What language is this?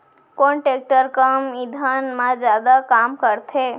Chhattisgarhi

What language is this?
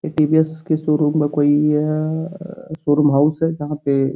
Hindi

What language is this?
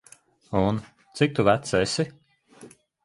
Latvian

